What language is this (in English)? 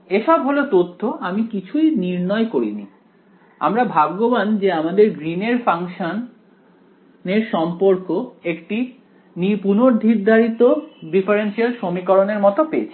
Bangla